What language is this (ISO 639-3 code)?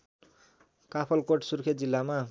nep